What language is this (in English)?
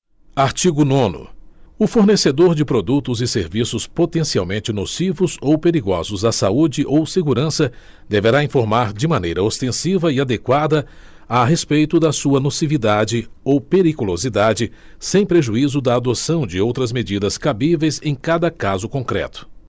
Portuguese